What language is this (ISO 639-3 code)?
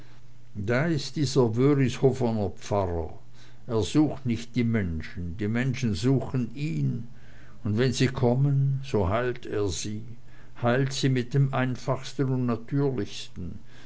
deu